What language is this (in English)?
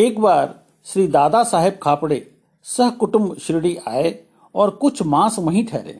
Hindi